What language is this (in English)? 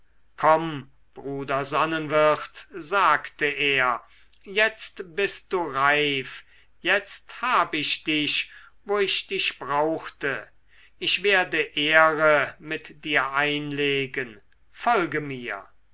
German